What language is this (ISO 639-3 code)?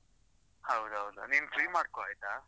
kan